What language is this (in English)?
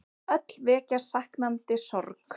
Icelandic